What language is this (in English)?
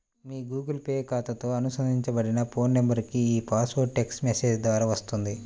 Telugu